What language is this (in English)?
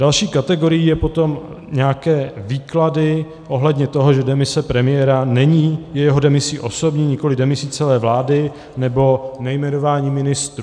Czech